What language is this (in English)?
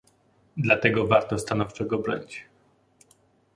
Polish